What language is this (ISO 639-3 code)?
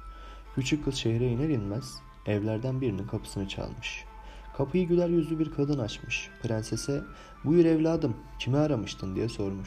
tur